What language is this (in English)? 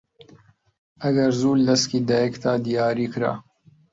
Central Kurdish